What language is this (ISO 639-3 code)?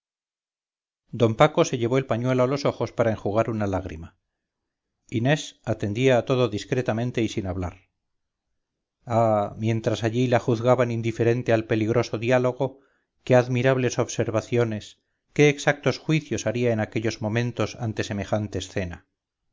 spa